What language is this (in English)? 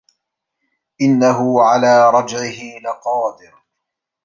Arabic